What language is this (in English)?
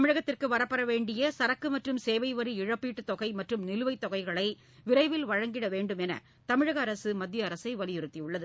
Tamil